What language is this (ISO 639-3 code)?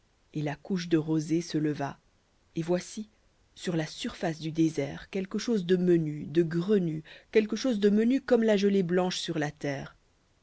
fra